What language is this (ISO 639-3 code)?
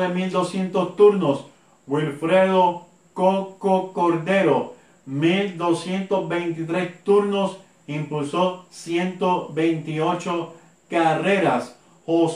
spa